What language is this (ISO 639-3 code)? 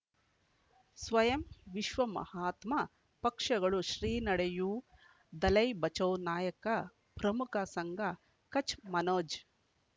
kan